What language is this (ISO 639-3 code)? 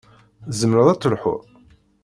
kab